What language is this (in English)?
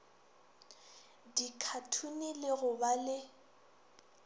Northern Sotho